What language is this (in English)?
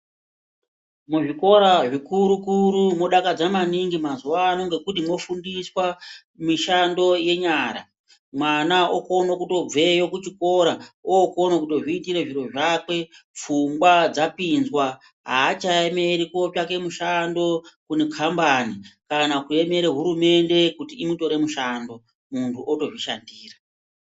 Ndau